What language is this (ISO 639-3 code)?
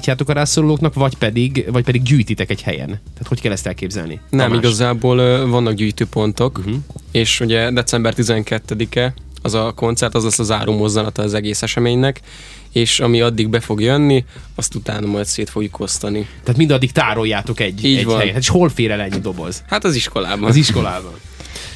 hun